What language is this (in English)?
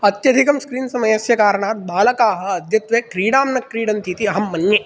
Sanskrit